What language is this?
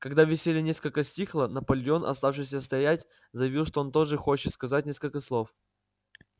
Russian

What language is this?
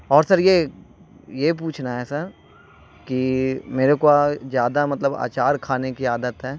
Urdu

